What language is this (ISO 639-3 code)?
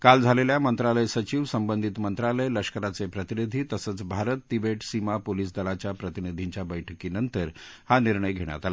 mar